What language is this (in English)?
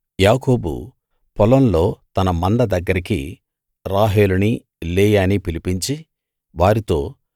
Telugu